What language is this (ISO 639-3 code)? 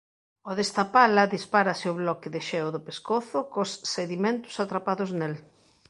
glg